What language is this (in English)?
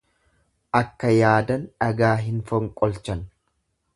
Oromo